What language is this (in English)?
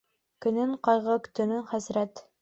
Bashkir